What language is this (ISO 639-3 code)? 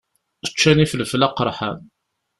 kab